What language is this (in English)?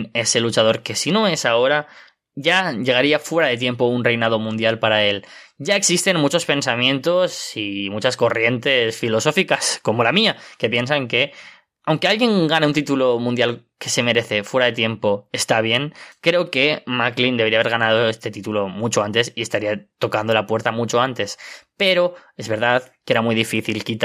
Spanish